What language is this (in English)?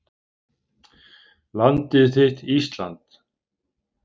Icelandic